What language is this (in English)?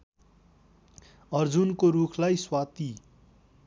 Nepali